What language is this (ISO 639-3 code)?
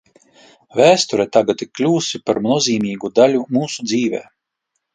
lav